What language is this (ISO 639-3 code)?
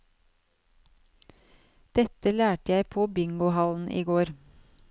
nor